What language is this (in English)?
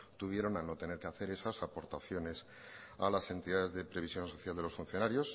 Spanish